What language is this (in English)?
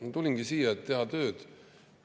Estonian